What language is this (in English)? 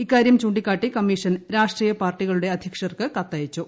Malayalam